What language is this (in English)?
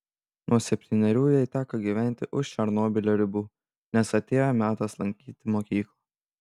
Lithuanian